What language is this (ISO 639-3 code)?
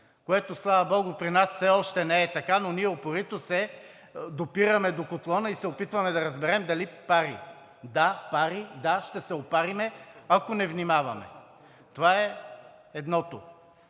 bul